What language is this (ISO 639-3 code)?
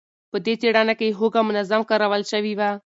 pus